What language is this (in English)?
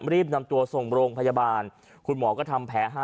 Thai